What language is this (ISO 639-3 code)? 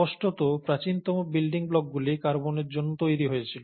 ben